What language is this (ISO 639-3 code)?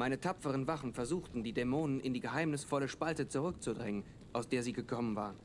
deu